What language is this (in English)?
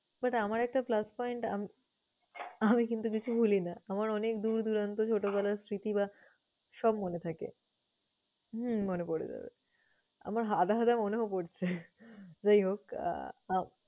Bangla